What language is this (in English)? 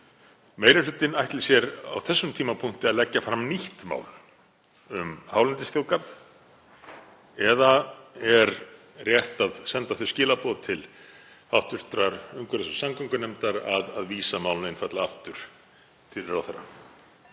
Icelandic